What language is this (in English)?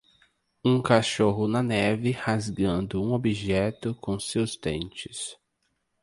Portuguese